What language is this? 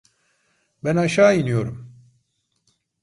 Turkish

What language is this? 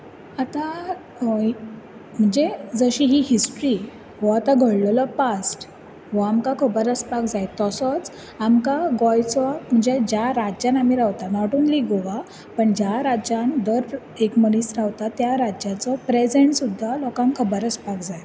Konkani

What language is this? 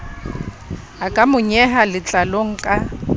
Southern Sotho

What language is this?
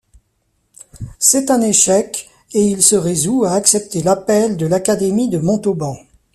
French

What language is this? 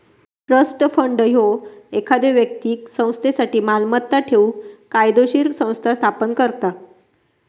Marathi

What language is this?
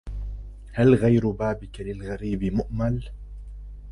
Arabic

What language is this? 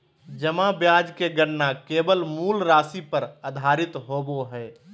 Magahi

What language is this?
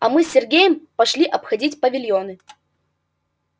Russian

